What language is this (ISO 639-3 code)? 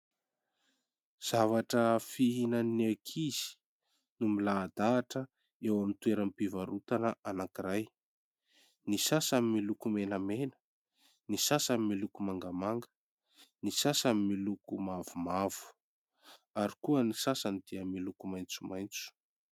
mlg